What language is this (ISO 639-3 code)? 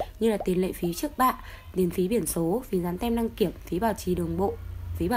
vie